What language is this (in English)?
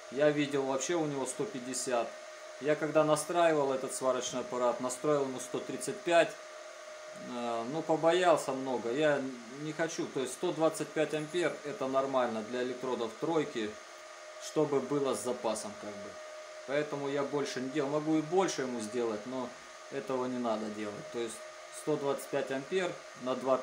Russian